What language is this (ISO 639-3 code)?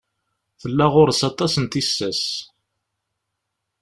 kab